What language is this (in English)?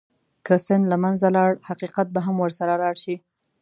Pashto